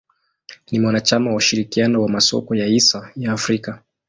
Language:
Swahili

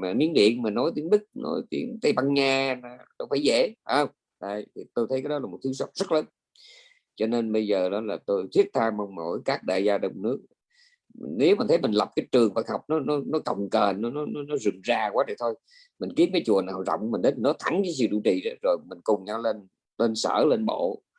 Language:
Vietnamese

